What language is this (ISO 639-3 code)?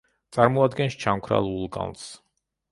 kat